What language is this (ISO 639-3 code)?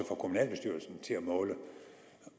dan